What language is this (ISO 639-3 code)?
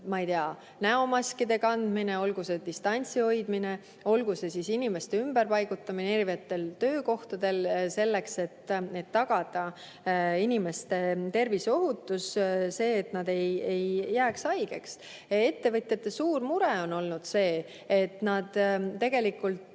est